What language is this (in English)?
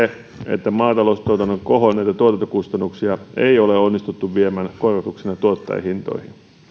Finnish